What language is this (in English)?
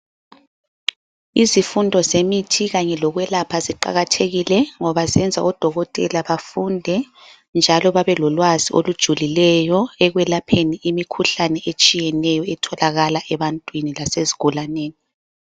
North Ndebele